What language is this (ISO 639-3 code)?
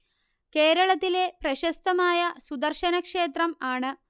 mal